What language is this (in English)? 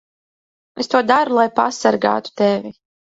Latvian